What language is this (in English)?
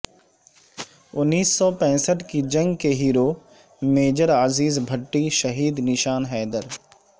Urdu